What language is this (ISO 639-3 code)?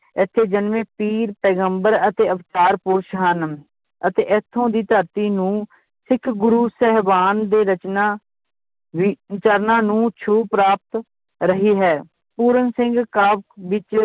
pan